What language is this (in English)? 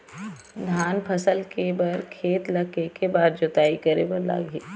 Chhattisgarhi